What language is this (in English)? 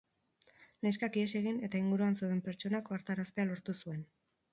Basque